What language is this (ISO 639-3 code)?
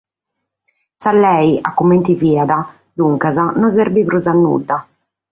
srd